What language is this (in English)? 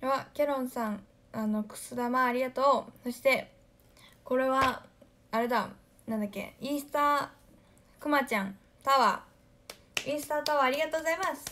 Japanese